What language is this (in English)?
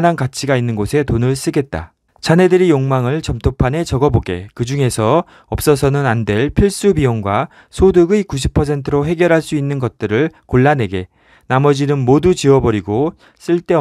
Korean